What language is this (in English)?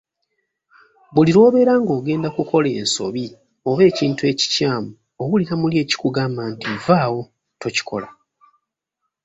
Ganda